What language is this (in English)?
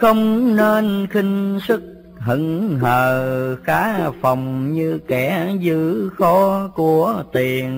Vietnamese